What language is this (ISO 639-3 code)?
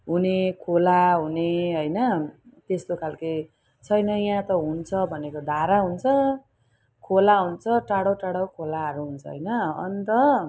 nep